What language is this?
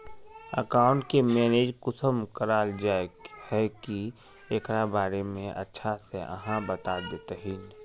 Magahi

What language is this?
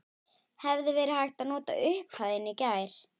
Icelandic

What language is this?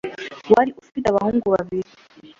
Kinyarwanda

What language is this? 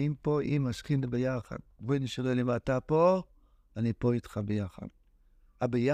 Hebrew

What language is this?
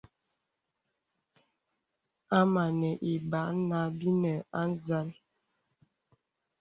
Bebele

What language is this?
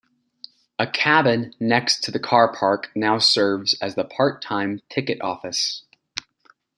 English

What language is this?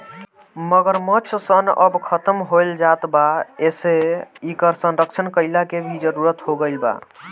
Bhojpuri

